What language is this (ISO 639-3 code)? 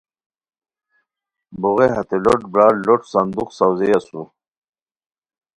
khw